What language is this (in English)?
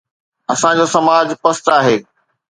Sindhi